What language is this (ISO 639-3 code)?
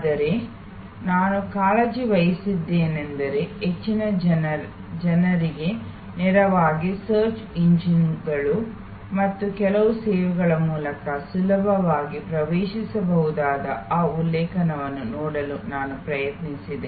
kan